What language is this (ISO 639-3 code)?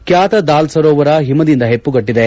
kan